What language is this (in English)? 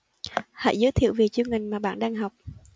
Vietnamese